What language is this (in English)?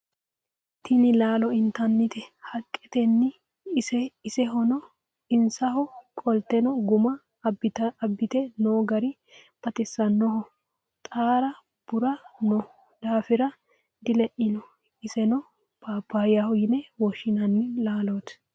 Sidamo